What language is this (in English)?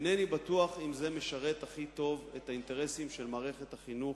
Hebrew